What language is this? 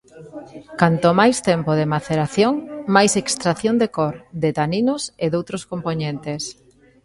Galician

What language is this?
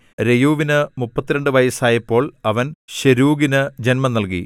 Malayalam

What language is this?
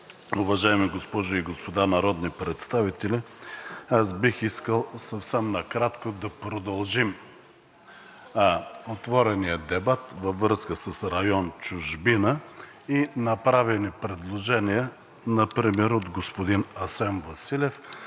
Bulgarian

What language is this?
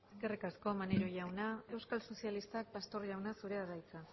Basque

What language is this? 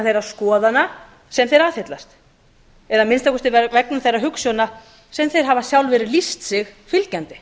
Icelandic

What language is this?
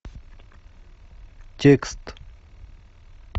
Russian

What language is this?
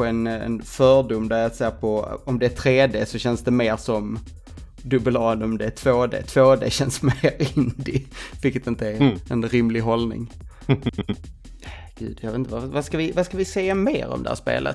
Swedish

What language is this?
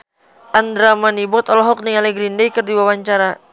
Sundanese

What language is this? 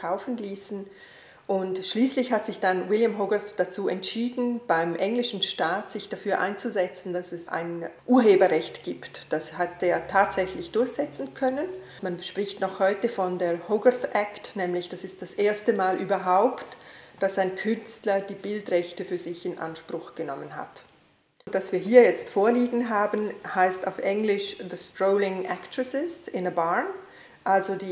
German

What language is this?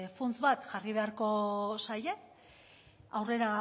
Basque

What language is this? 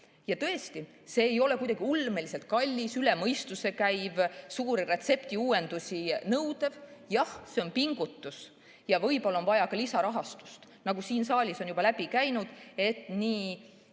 Estonian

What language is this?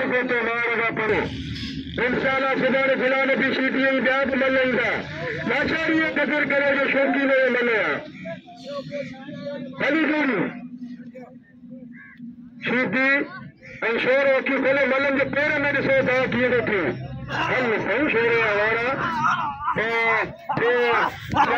Punjabi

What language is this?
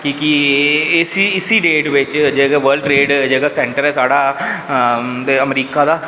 Dogri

